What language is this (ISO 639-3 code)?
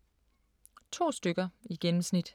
dan